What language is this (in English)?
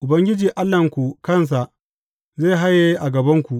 Hausa